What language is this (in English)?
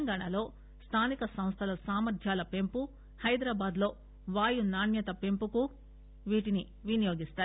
Telugu